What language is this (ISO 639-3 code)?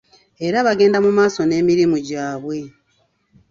lug